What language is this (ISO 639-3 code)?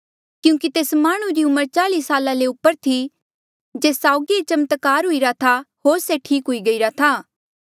mjl